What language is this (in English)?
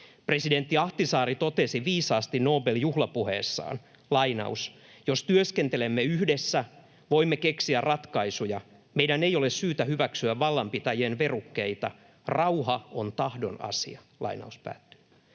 Finnish